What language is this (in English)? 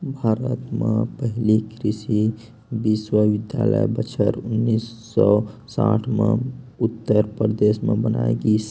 Chhattisgarhi